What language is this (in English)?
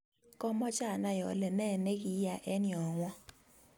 Kalenjin